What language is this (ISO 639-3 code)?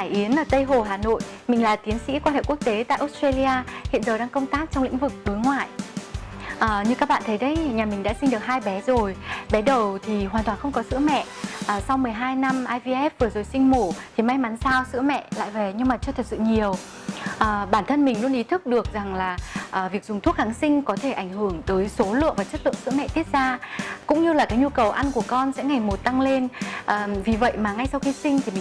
vie